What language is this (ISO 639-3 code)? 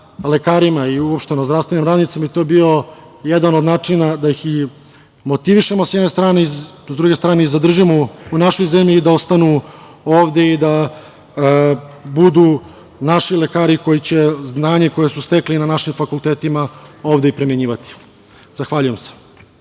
srp